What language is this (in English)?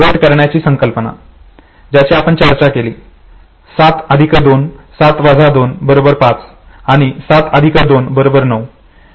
Marathi